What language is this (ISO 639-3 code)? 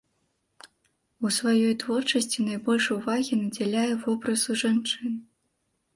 bel